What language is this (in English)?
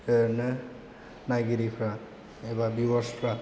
Bodo